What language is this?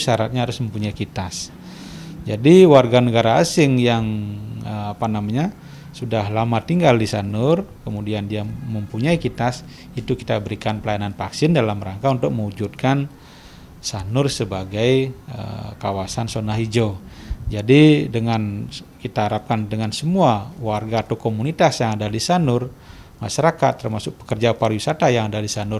Indonesian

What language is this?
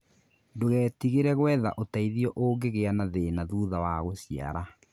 Kikuyu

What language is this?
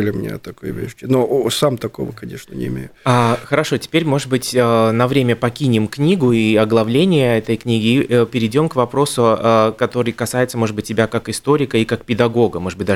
Russian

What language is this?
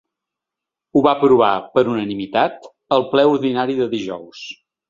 Catalan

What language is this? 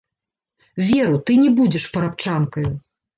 Belarusian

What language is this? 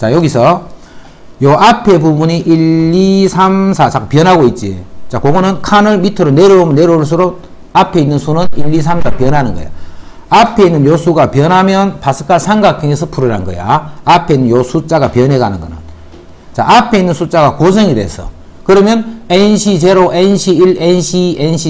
Korean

